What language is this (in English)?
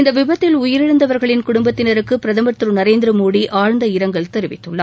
Tamil